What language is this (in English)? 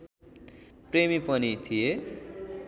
Nepali